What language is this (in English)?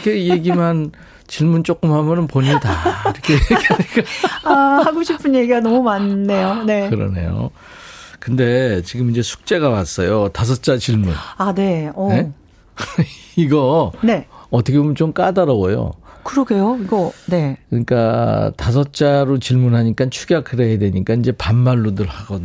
Korean